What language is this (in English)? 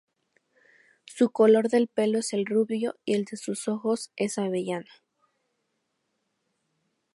Spanish